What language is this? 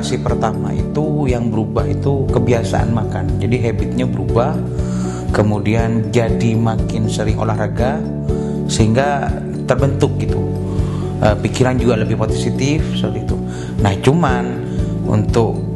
Indonesian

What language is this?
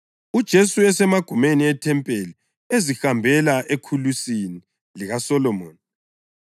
North Ndebele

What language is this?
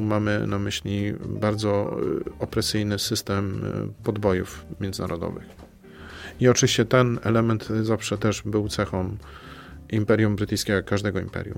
Polish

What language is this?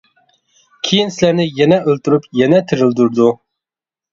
Uyghur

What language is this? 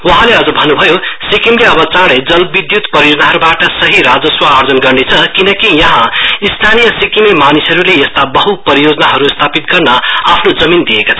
Nepali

